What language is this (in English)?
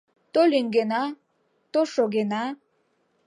Mari